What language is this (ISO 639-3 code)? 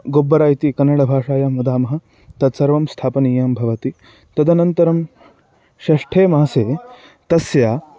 san